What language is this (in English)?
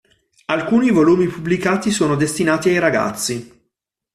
Italian